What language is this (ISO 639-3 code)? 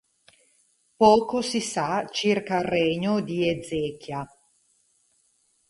ita